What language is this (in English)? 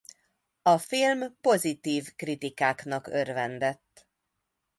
Hungarian